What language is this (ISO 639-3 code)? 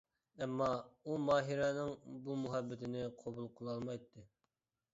uig